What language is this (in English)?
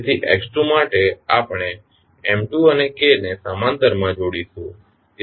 Gujarati